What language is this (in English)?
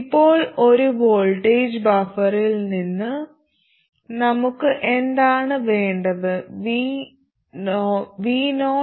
Malayalam